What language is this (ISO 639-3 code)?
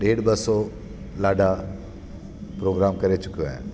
snd